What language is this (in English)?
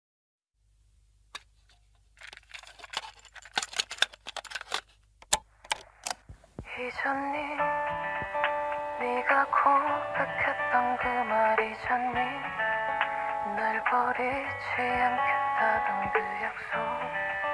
Korean